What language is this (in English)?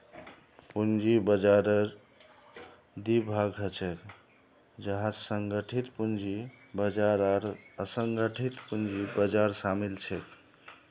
Magahi